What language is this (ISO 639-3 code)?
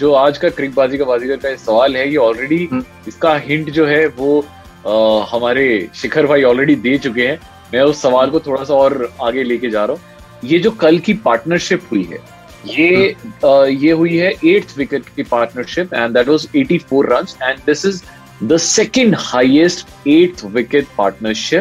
hin